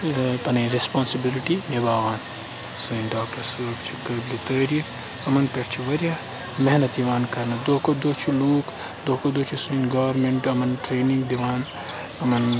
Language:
Kashmiri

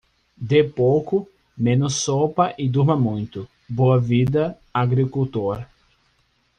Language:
Portuguese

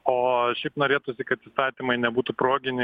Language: Lithuanian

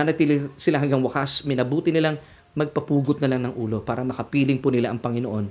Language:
Filipino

